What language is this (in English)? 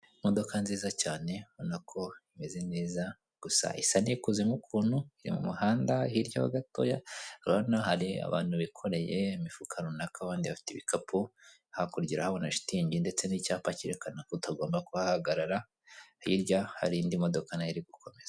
Kinyarwanda